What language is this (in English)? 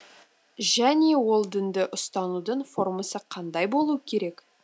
Kazakh